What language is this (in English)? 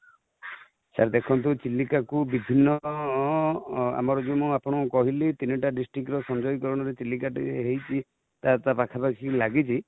Odia